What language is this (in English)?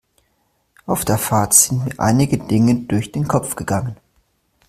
German